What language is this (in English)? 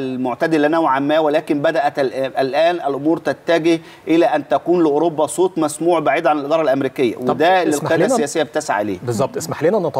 Arabic